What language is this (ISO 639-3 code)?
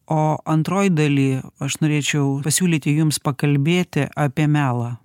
lit